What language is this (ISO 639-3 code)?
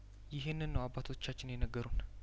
amh